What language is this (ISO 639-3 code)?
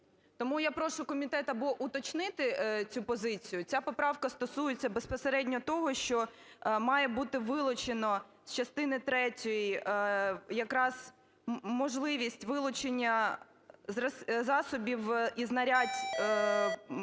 ukr